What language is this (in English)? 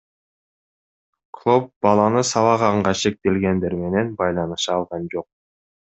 Kyrgyz